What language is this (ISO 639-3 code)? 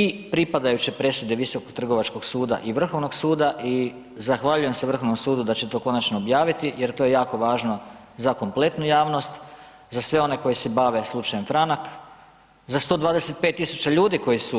hrv